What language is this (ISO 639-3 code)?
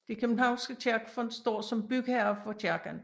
dan